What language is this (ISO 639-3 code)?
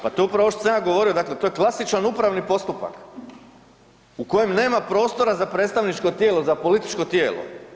hrv